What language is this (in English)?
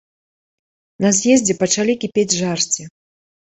Belarusian